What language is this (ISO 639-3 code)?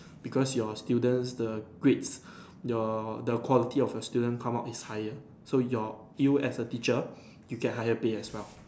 eng